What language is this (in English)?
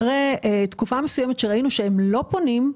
Hebrew